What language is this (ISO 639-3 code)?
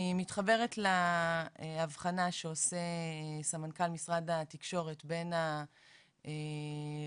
heb